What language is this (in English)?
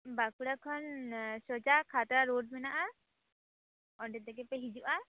Santali